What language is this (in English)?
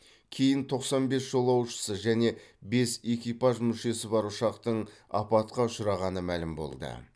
Kazakh